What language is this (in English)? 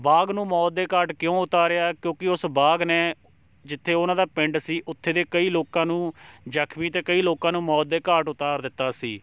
Punjabi